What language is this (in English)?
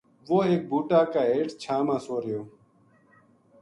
Gujari